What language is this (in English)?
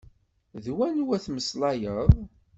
Kabyle